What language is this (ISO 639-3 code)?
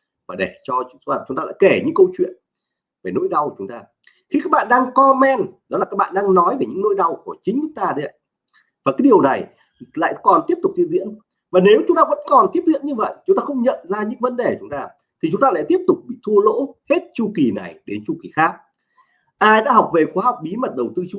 vie